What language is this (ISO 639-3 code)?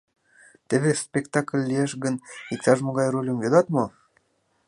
chm